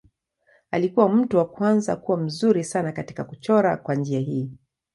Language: Swahili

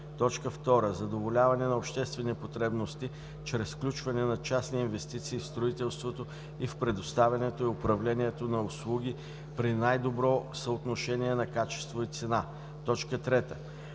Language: Bulgarian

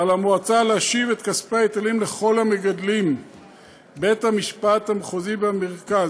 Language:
Hebrew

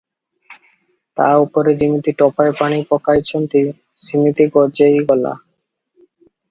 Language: Odia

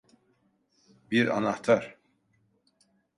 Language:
Turkish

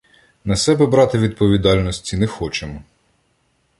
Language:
Ukrainian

